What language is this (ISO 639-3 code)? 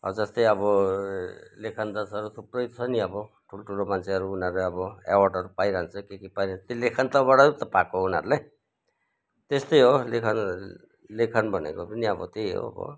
nep